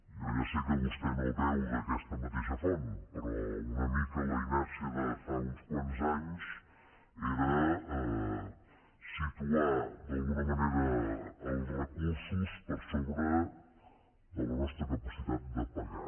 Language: Catalan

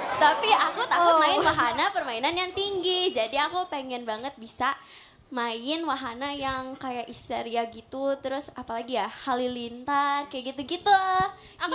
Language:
Indonesian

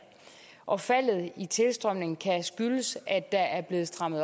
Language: Danish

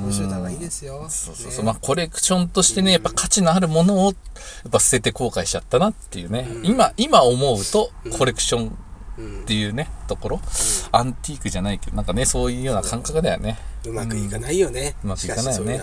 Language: Japanese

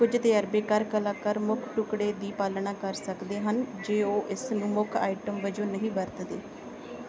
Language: Punjabi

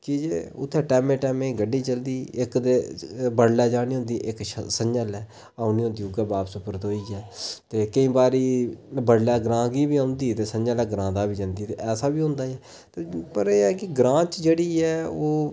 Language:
Dogri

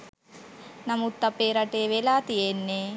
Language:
Sinhala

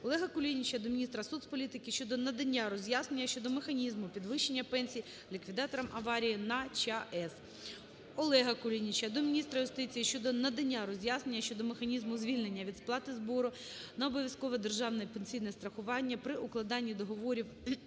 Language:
Ukrainian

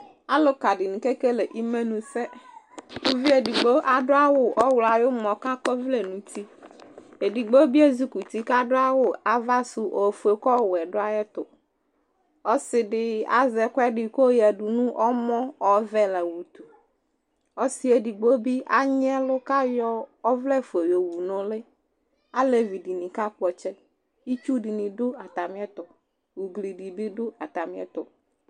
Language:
Ikposo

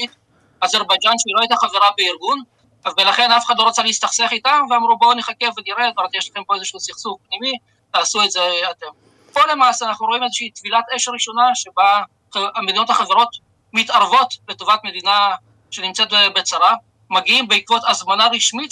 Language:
Hebrew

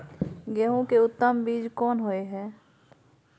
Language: Maithili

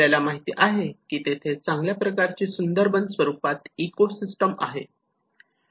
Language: Marathi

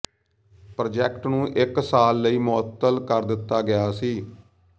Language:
Punjabi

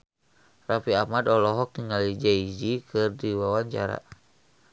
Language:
Sundanese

